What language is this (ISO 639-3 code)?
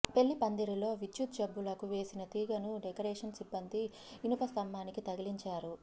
tel